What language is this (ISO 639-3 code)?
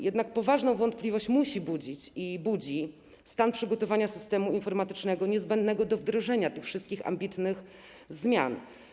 pol